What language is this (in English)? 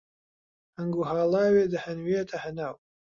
Central Kurdish